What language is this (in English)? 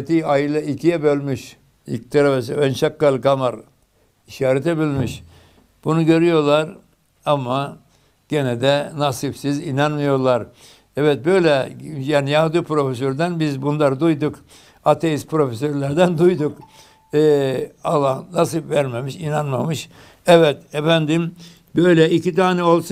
Turkish